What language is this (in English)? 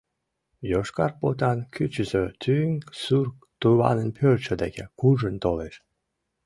Mari